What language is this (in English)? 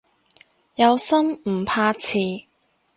Cantonese